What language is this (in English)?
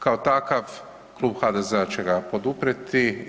Croatian